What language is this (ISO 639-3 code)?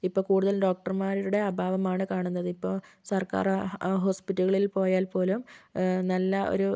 mal